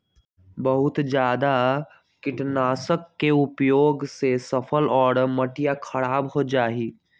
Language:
Magahi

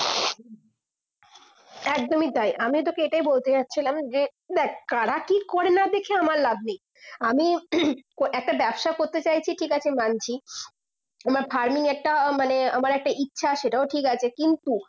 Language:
Bangla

